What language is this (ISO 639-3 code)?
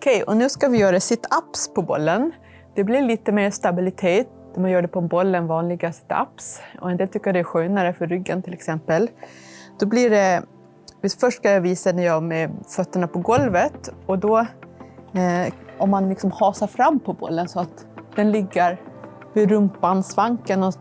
swe